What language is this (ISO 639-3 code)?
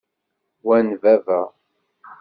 kab